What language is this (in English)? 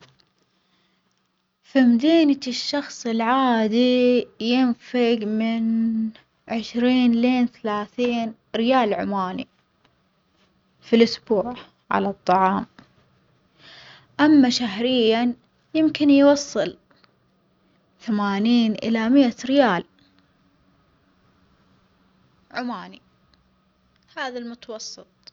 Omani Arabic